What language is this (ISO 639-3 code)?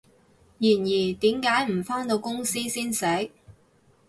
yue